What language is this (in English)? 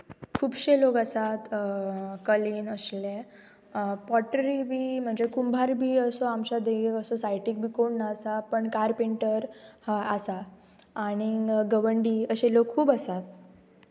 Konkani